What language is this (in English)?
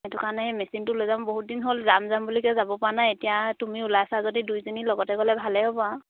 Assamese